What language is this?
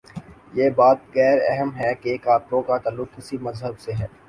Urdu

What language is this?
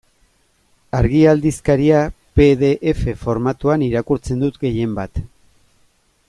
Basque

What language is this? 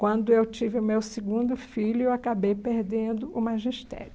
Portuguese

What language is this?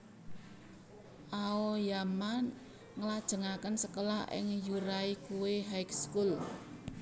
Javanese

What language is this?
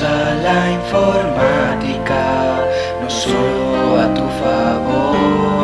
Spanish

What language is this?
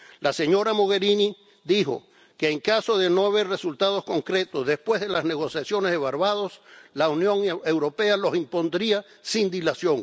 Spanish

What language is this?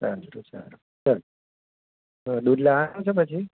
Gujarati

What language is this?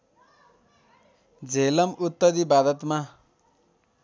Nepali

